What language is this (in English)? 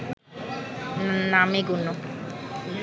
Bangla